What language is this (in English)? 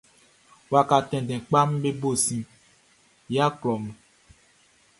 Baoulé